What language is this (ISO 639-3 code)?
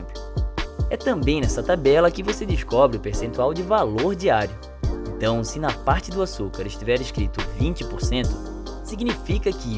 por